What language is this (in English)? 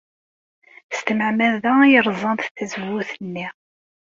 Kabyle